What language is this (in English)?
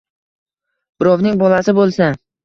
Uzbek